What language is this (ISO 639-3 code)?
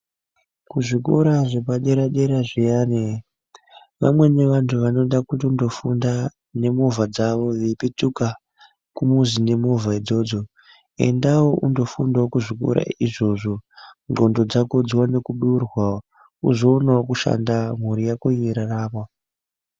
ndc